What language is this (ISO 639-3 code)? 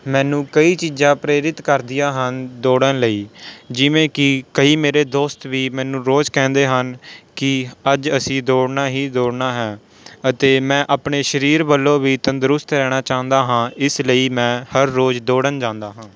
pan